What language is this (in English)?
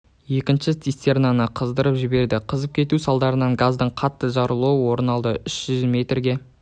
Kazakh